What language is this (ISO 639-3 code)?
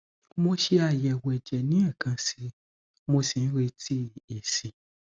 yor